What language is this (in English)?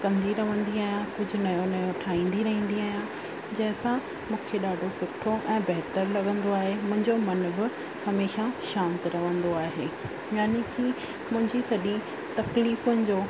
Sindhi